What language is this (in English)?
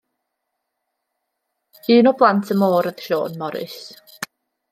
Welsh